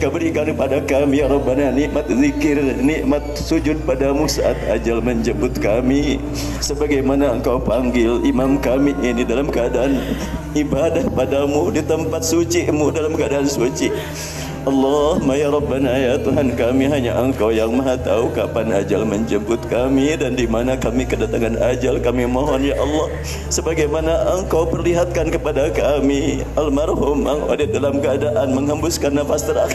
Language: Malay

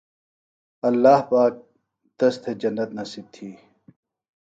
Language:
Phalura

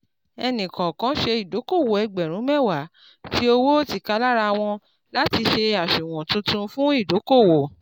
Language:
Yoruba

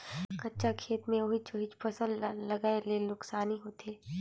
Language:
Chhattisgarhi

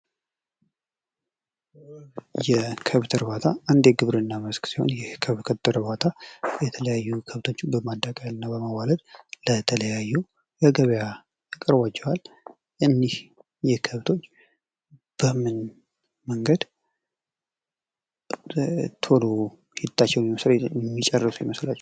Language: Amharic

